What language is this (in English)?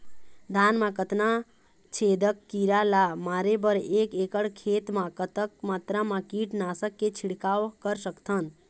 Chhattisgarhi